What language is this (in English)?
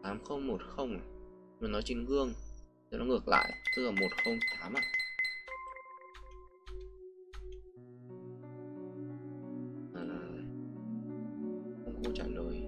Vietnamese